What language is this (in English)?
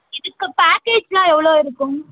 Tamil